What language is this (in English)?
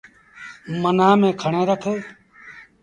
Sindhi Bhil